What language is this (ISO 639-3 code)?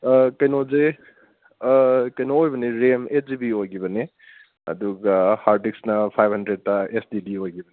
mni